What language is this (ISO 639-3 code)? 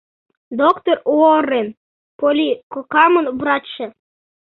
chm